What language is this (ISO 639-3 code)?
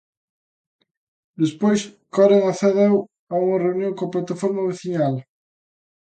glg